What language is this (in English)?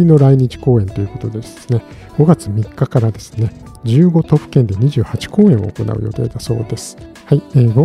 Japanese